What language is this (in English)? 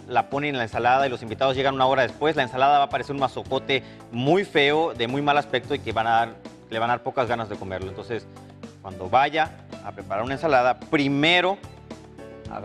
Spanish